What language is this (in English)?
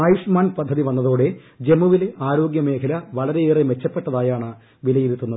Malayalam